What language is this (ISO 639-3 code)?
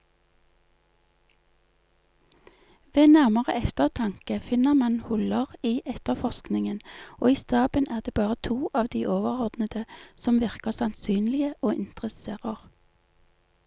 nor